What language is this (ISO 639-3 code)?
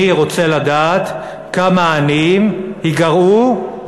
heb